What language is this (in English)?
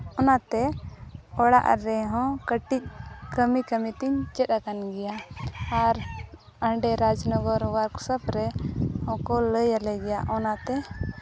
Santali